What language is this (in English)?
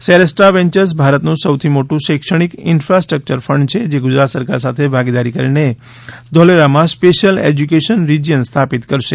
Gujarati